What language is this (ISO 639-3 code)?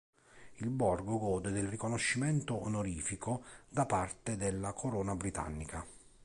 ita